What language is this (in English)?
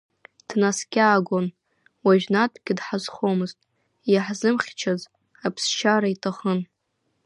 Abkhazian